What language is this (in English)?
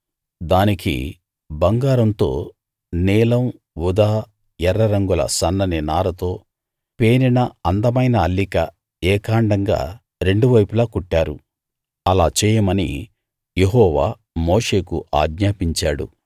Telugu